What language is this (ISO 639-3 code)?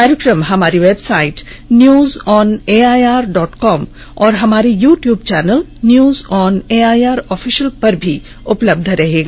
hin